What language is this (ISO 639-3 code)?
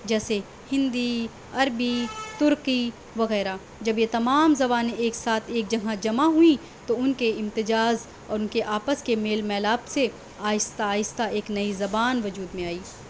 urd